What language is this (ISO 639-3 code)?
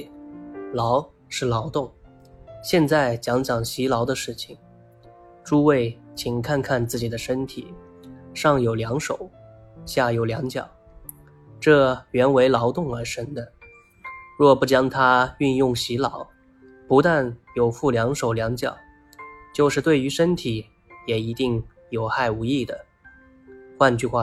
zho